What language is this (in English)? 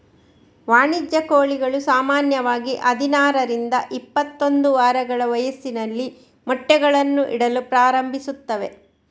Kannada